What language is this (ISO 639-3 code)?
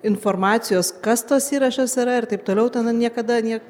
lit